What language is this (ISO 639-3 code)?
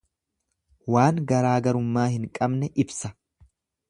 orm